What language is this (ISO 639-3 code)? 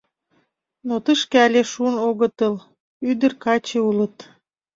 chm